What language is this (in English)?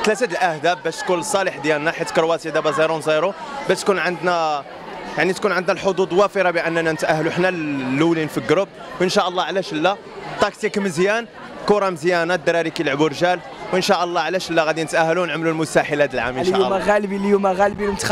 Arabic